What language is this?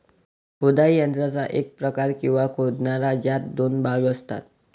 Marathi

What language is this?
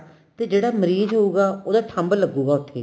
Punjabi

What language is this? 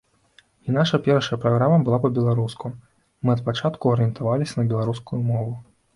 Belarusian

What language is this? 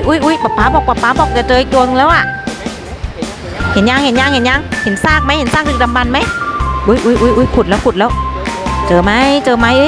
Thai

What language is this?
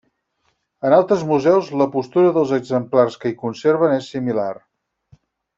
Catalan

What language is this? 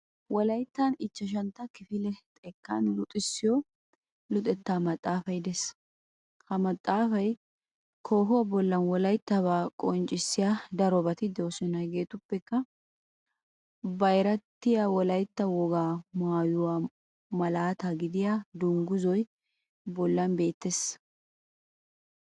Wolaytta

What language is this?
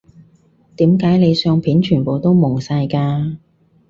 Cantonese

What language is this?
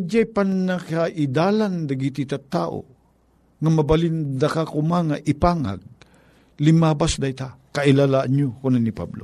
Filipino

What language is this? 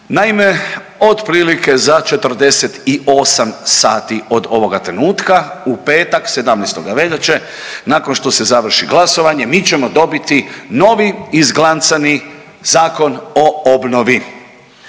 Croatian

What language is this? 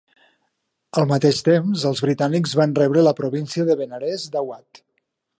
Catalan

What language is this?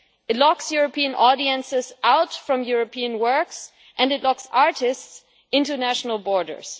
English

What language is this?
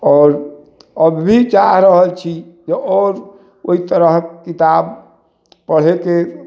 Maithili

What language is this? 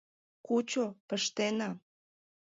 Mari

